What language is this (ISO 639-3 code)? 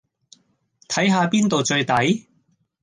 yue